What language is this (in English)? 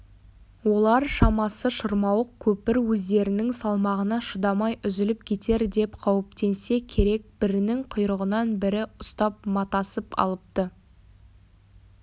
Kazakh